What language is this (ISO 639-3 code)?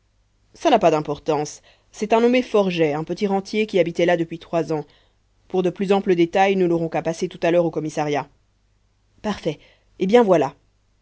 fra